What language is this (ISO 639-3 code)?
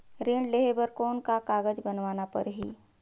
hne